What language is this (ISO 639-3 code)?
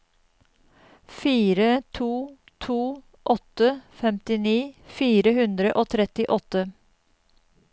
nor